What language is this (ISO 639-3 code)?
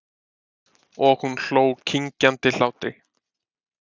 isl